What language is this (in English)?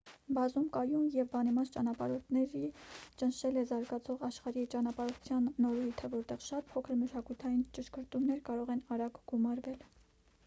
Armenian